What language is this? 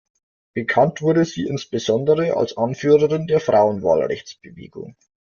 German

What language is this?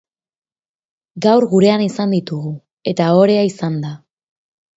Basque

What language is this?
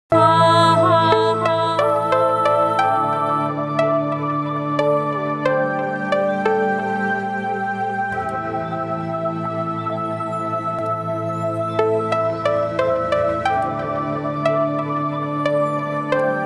Spanish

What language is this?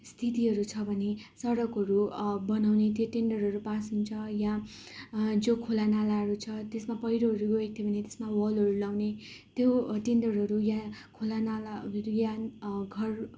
Nepali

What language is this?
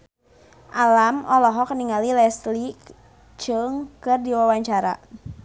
Sundanese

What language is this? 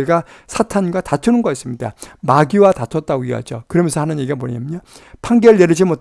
Korean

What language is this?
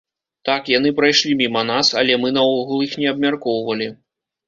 Belarusian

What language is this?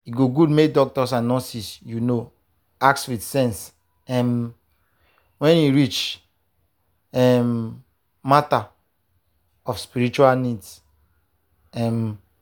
Nigerian Pidgin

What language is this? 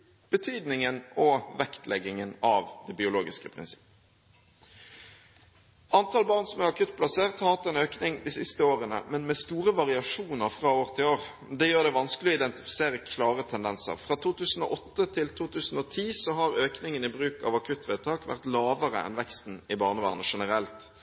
Norwegian Bokmål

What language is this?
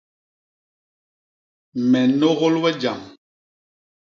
Basaa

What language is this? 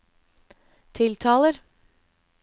Norwegian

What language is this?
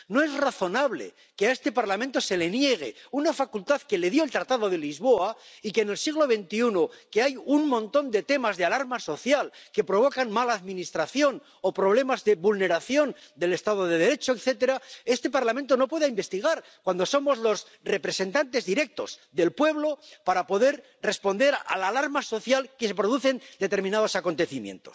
Spanish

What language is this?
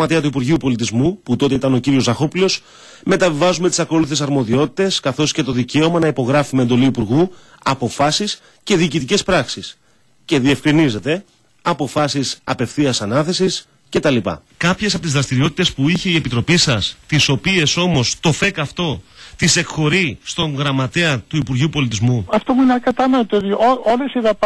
Greek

